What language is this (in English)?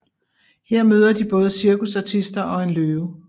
Danish